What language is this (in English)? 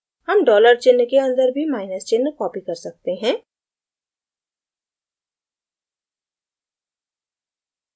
Hindi